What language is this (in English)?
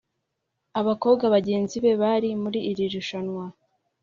Kinyarwanda